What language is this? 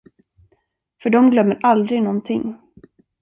Swedish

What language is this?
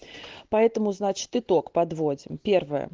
Russian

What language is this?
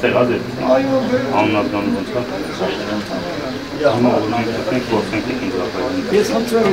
Italian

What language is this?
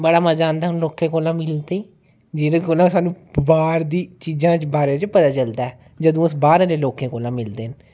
Dogri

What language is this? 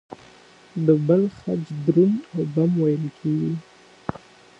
Pashto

